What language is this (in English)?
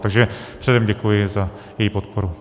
Czech